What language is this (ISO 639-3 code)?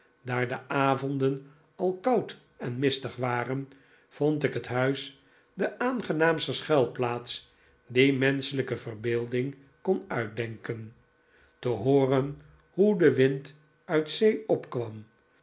nld